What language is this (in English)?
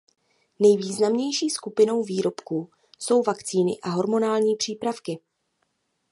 Czech